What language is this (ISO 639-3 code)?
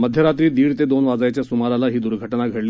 mar